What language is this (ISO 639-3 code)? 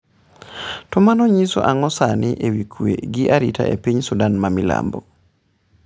luo